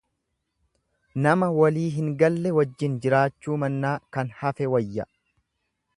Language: Oromo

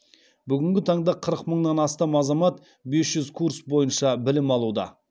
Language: Kazakh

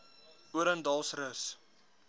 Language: Afrikaans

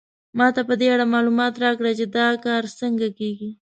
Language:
Pashto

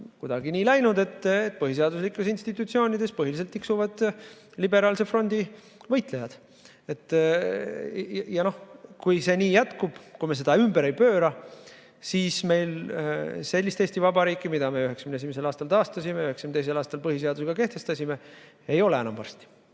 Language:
Estonian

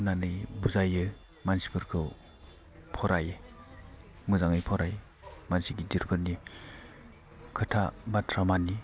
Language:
Bodo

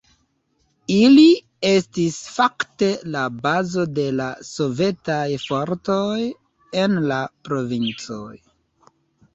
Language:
Esperanto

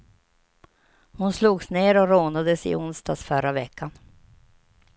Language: Swedish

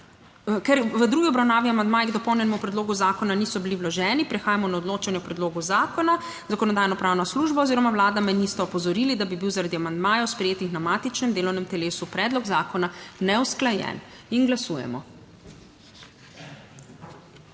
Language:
Slovenian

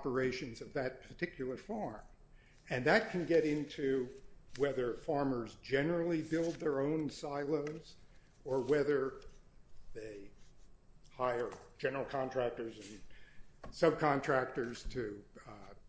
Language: English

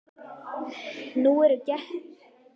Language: Icelandic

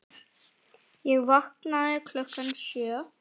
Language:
Icelandic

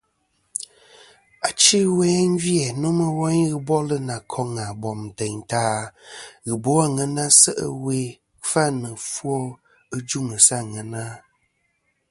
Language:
Kom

